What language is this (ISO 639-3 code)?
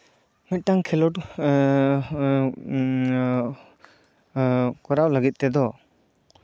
sat